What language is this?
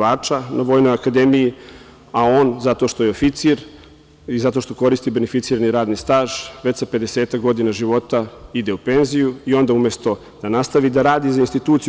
Serbian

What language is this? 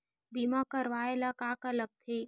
Chhattisgarhi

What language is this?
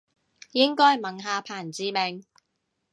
Cantonese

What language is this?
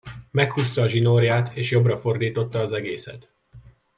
Hungarian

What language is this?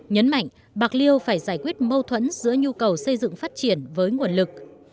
Vietnamese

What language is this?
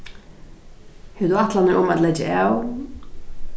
Faroese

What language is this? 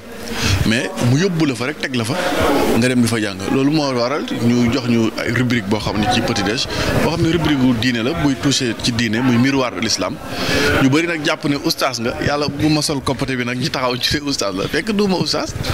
Indonesian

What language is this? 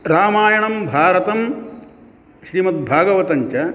Sanskrit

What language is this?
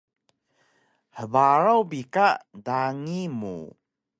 Taroko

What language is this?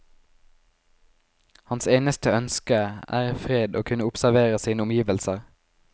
Norwegian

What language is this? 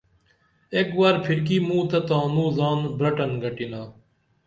Dameli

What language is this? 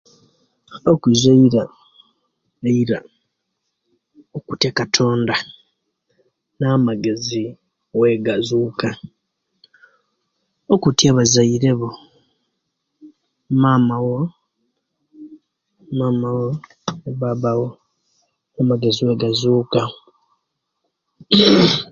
Kenyi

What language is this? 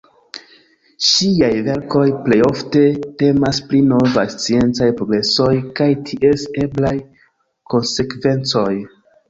Esperanto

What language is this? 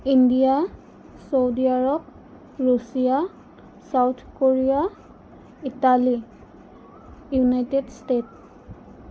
Assamese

